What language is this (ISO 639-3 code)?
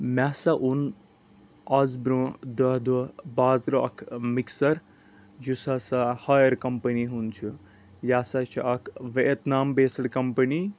kas